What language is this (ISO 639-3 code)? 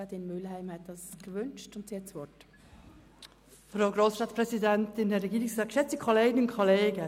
gsw